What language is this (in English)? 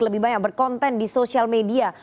Indonesian